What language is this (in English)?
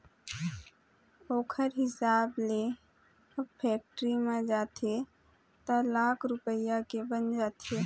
Chhattisgarhi